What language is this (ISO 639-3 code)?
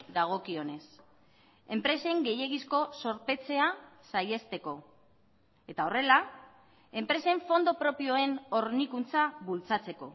eus